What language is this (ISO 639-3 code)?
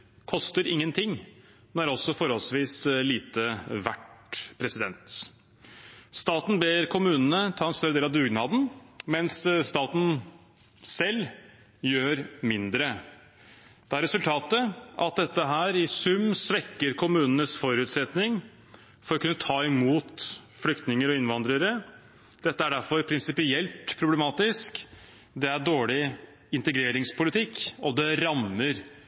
nob